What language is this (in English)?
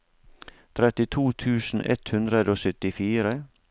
Norwegian